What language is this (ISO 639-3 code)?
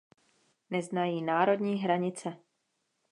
ces